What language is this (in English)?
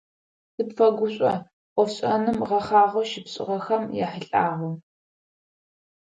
Adyghe